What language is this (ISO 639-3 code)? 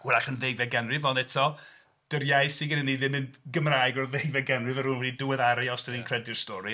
cym